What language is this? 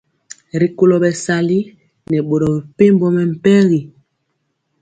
Mpiemo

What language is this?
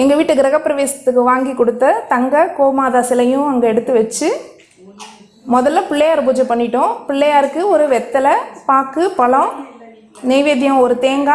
Spanish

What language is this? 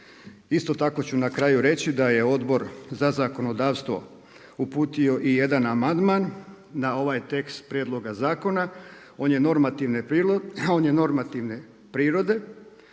Croatian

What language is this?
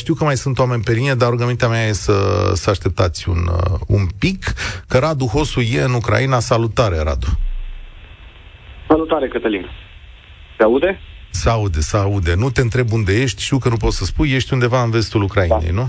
Romanian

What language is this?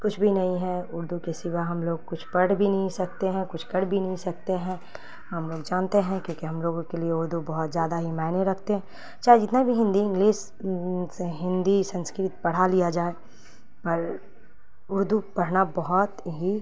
Urdu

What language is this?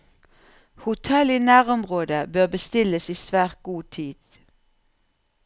Norwegian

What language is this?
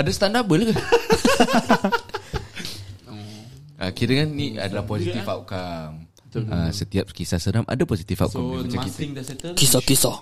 Malay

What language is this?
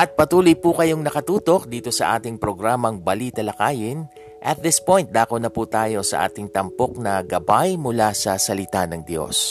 Filipino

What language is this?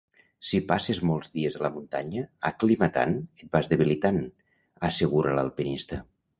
Catalan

